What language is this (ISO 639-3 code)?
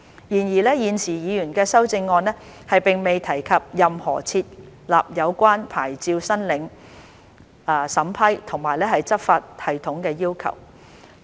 yue